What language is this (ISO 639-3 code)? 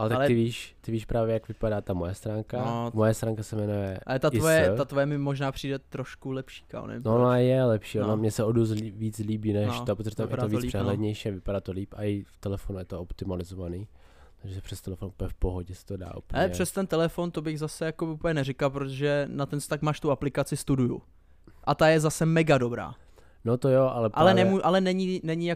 ces